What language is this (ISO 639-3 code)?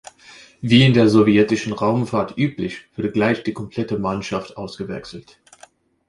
deu